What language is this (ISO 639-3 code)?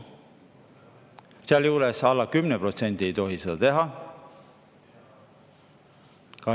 est